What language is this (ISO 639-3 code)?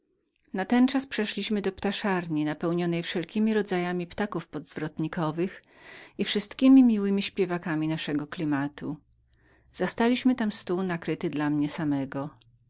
pol